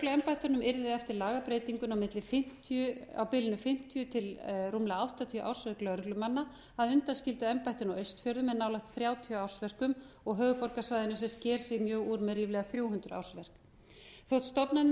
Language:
Icelandic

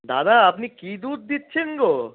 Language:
Bangla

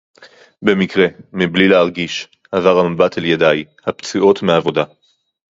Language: Hebrew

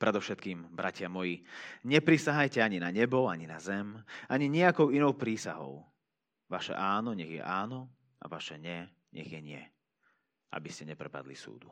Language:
Slovak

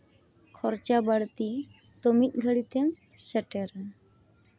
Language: Santali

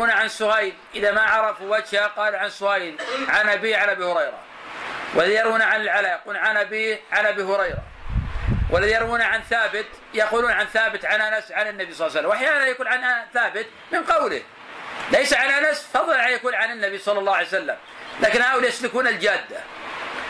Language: Arabic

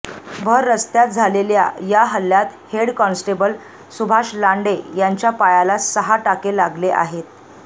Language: Marathi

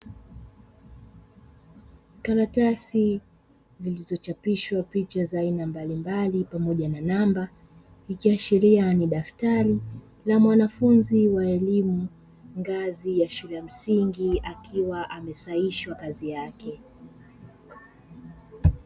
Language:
Swahili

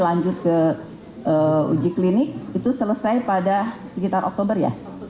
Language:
Indonesian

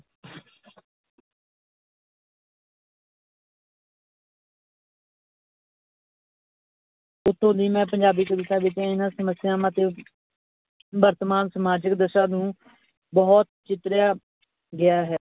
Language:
Punjabi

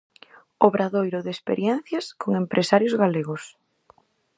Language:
Galician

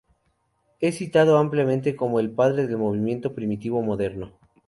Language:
Spanish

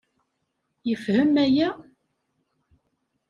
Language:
Kabyle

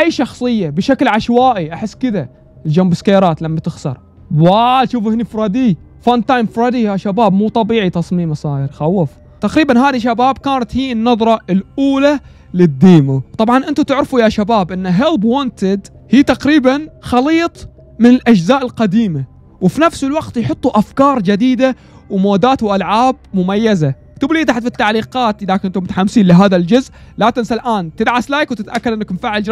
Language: Arabic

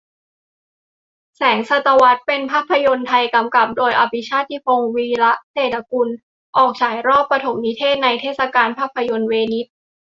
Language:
Thai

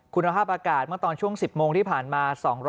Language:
Thai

